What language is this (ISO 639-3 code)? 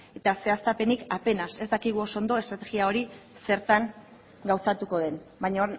eus